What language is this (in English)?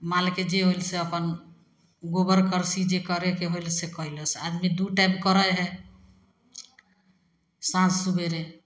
Maithili